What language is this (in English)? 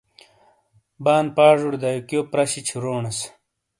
Shina